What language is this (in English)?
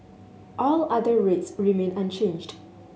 English